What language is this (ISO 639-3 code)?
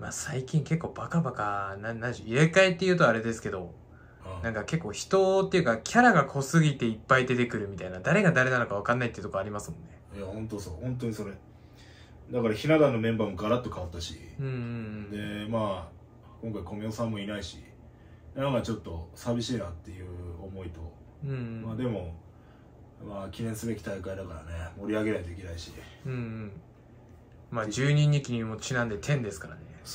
jpn